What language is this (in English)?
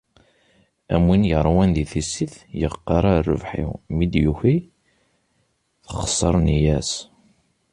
Kabyle